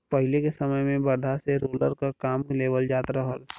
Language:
Bhojpuri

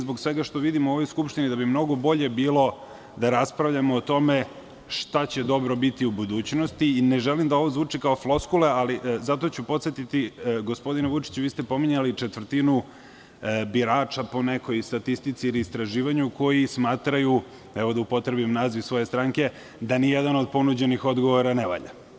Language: Serbian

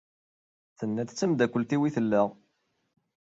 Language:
Kabyle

